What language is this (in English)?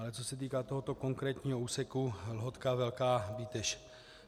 Czech